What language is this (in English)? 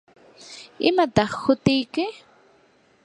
Yanahuanca Pasco Quechua